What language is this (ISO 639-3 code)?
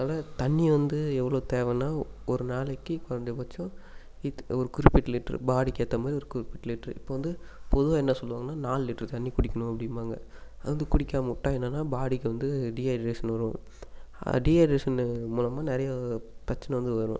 tam